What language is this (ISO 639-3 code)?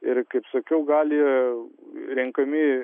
lit